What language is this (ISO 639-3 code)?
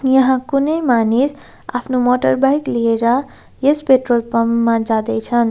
nep